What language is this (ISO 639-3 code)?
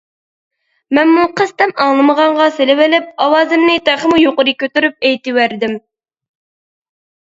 uig